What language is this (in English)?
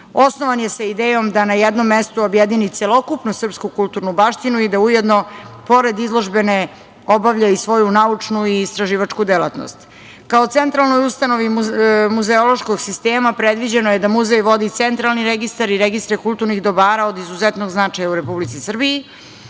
Serbian